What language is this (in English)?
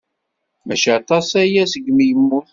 Kabyle